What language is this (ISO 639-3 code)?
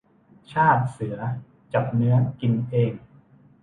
tha